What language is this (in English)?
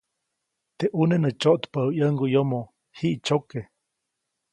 Copainalá Zoque